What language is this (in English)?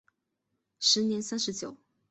Chinese